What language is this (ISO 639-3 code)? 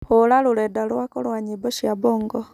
kik